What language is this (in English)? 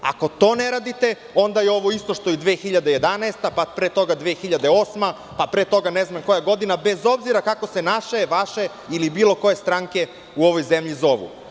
Serbian